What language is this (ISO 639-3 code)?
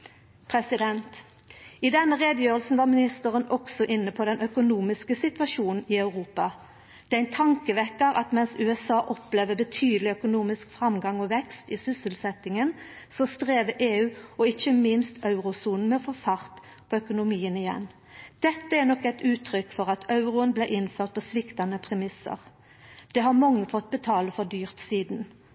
nno